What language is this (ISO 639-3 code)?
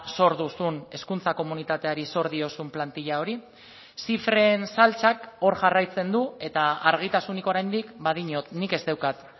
eus